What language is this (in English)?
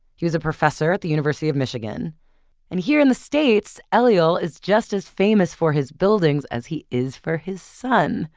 English